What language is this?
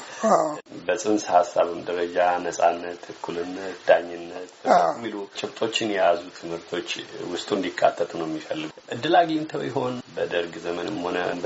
Amharic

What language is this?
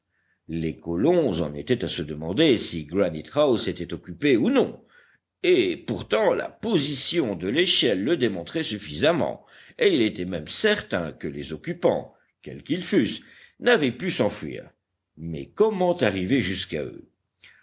French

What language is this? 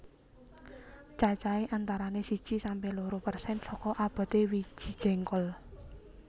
Javanese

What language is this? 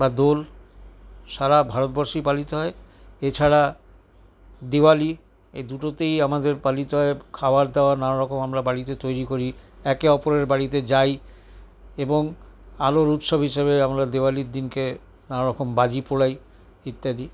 Bangla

